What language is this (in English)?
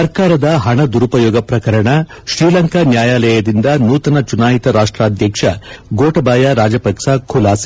Kannada